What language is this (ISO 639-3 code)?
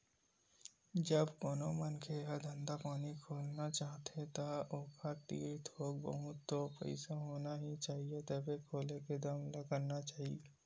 hne